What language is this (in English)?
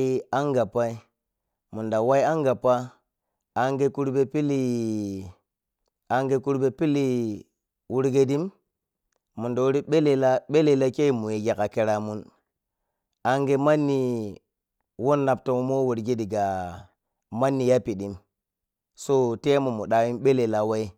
Piya-Kwonci